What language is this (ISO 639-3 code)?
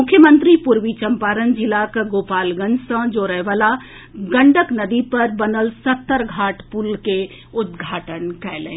mai